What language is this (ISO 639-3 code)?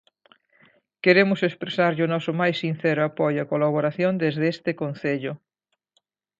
glg